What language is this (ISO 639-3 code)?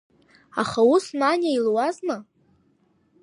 abk